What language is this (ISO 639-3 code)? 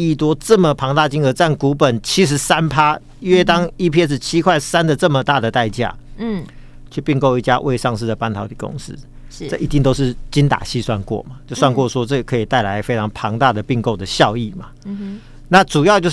zho